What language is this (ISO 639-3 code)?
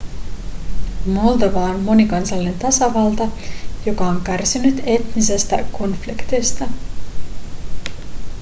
fin